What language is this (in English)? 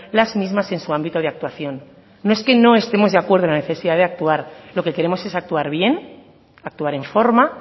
Spanish